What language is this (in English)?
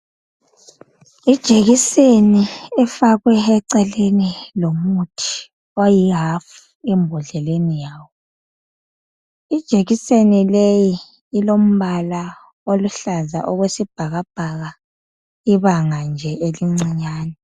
North Ndebele